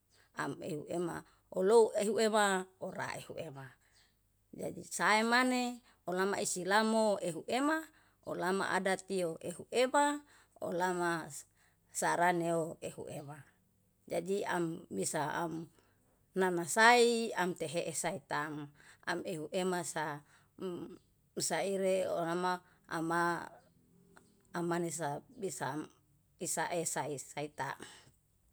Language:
Yalahatan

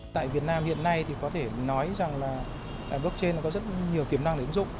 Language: Vietnamese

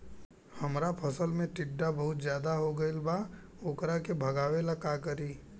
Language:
Bhojpuri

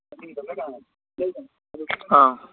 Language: Manipuri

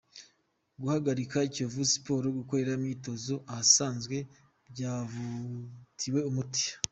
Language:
Kinyarwanda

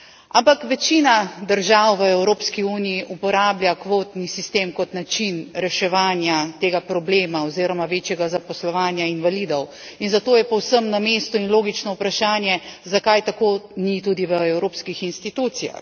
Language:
Slovenian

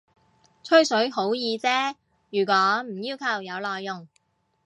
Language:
Cantonese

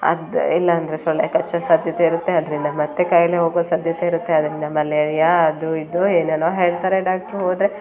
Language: Kannada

